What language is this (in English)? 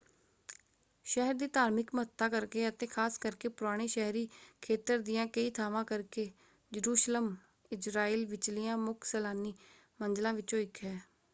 Punjabi